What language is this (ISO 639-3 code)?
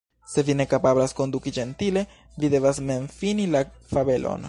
epo